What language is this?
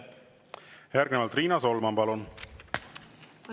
Estonian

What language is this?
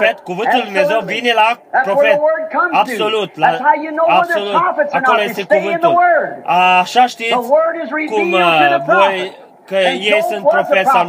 Romanian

